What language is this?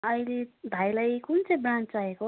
Nepali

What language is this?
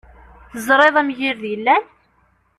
Kabyle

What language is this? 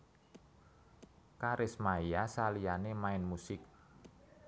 Javanese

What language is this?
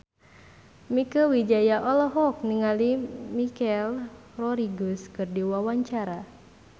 Sundanese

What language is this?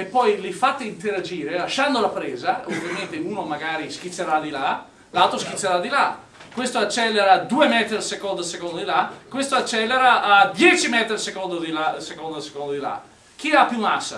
Italian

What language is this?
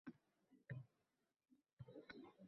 Uzbek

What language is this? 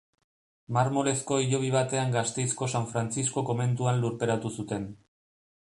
Basque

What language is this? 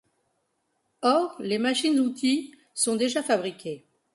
French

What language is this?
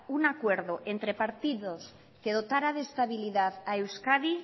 Spanish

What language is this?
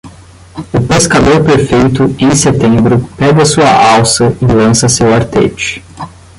Portuguese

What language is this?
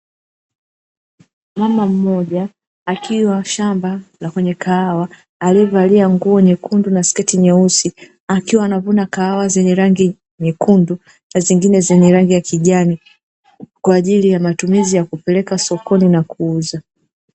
Swahili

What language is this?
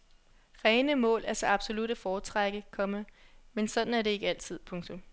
Danish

